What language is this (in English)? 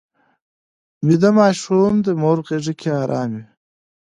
Pashto